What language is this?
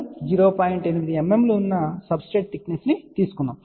Telugu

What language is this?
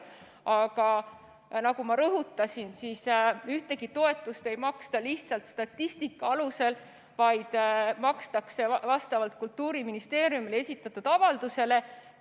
Estonian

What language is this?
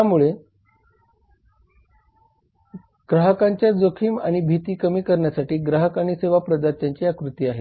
Marathi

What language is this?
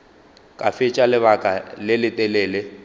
Northern Sotho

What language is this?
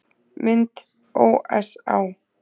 Icelandic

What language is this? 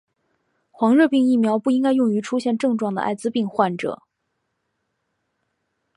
Chinese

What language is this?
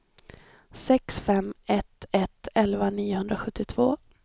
Swedish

